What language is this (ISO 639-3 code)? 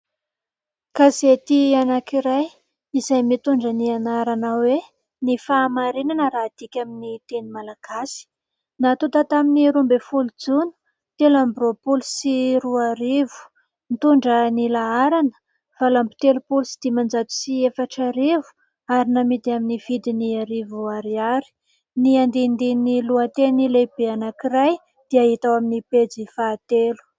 mlg